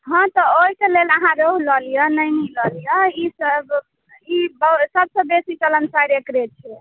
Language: Maithili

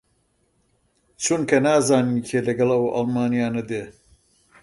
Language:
Central Kurdish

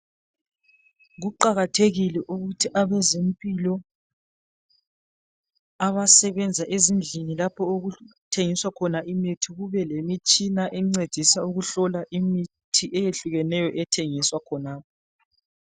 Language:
North Ndebele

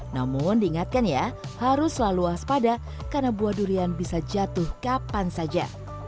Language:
Indonesian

